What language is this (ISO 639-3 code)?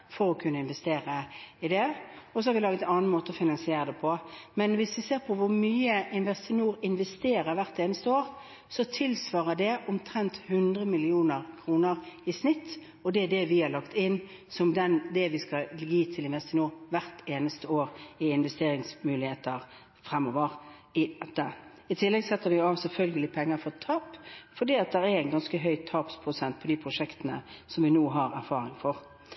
nob